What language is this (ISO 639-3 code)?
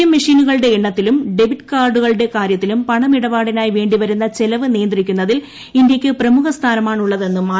mal